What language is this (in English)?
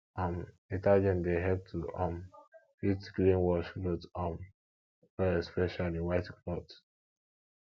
Nigerian Pidgin